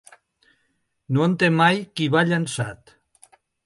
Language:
Catalan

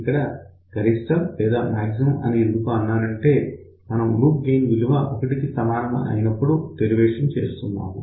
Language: Telugu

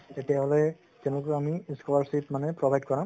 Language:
Assamese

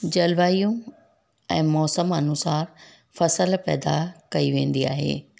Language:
Sindhi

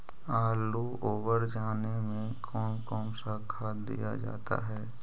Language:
Magahi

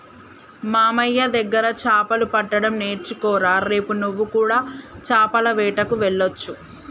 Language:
Telugu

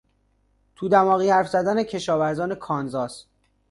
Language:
Persian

